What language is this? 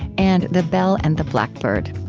English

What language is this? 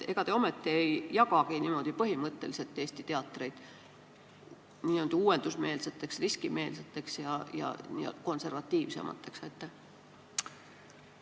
Estonian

